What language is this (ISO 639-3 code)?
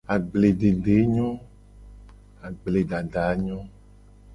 gej